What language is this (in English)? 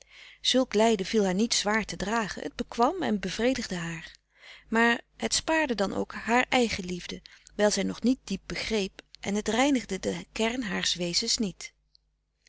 Dutch